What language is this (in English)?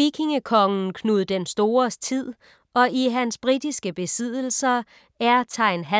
Danish